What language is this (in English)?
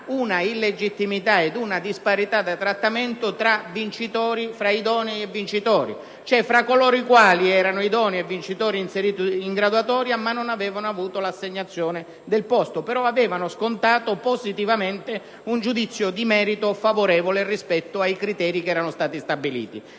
Italian